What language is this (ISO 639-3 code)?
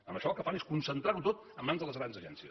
cat